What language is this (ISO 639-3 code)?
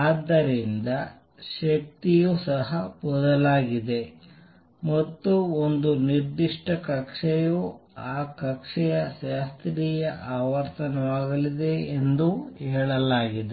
kan